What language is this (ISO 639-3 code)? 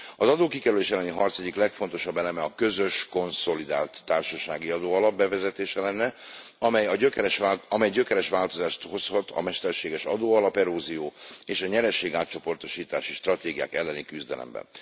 hun